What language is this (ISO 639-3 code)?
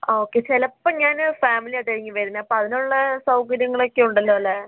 mal